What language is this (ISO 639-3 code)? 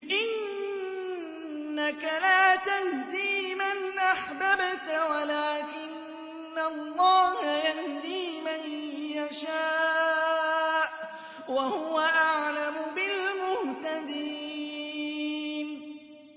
ara